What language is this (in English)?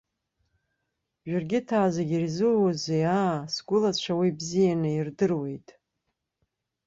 Abkhazian